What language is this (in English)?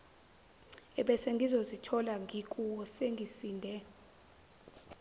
Zulu